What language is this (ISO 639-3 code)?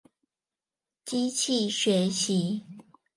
zho